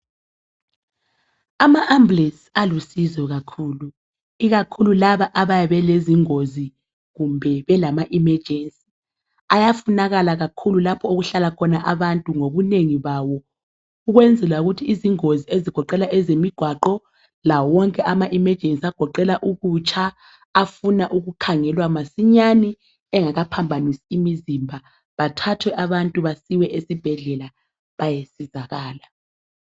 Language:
North Ndebele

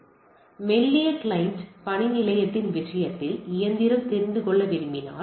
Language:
Tamil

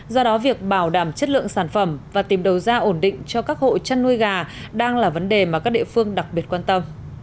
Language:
Vietnamese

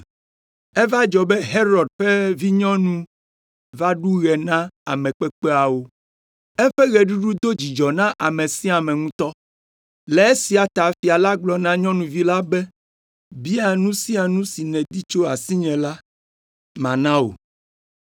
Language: Ewe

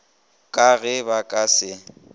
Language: Northern Sotho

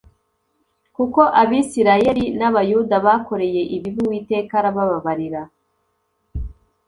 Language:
Kinyarwanda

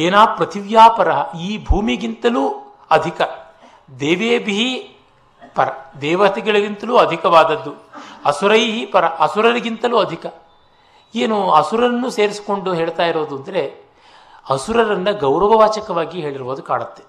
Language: Kannada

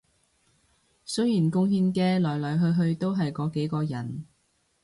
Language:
Cantonese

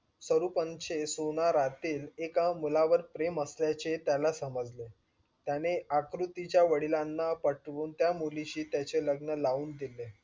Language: Marathi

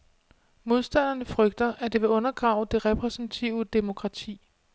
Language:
Danish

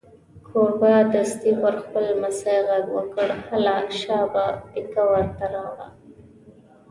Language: Pashto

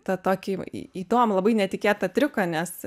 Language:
Lithuanian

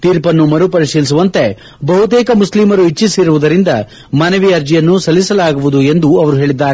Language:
Kannada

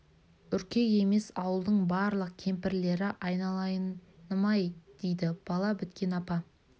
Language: Kazakh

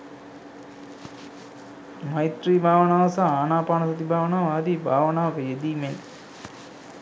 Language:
Sinhala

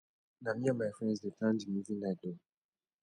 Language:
Nigerian Pidgin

